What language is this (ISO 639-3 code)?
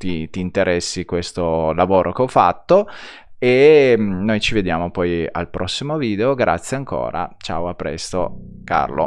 ita